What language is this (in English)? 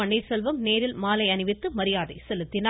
Tamil